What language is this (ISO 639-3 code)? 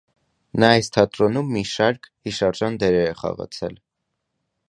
hye